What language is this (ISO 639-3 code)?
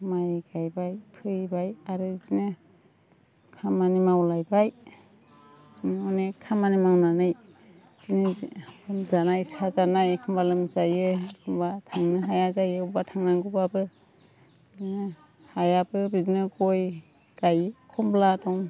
brx